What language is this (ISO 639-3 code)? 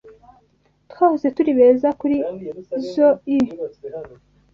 kin